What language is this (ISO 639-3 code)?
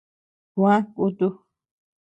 cux